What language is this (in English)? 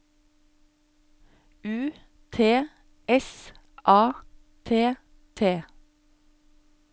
Norwegian